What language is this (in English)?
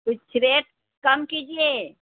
Urdu